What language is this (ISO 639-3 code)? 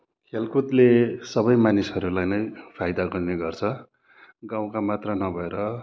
nep